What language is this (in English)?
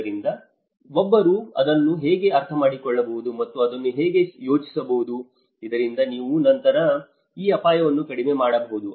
Kannada